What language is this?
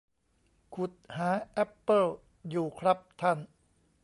Thai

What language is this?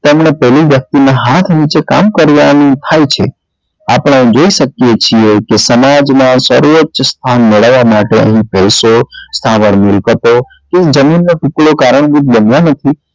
Gujarati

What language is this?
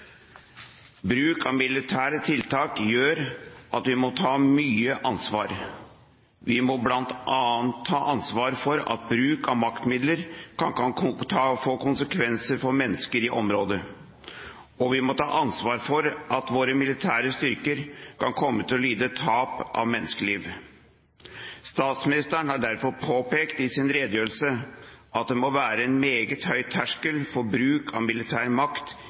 Norwegian Bokmål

